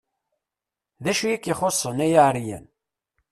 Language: Kabyle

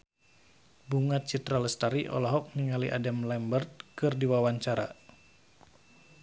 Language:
Sundanese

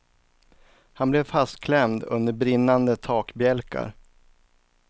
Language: Swedish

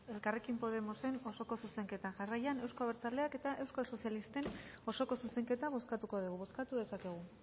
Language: Basque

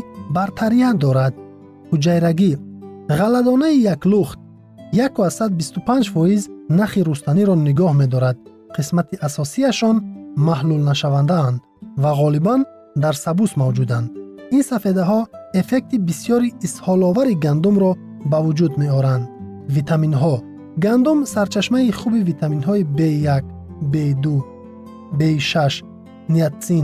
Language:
Persian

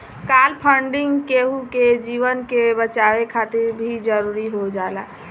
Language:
Bhojpuri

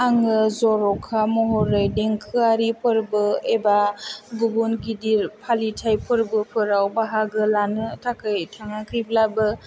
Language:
Bodo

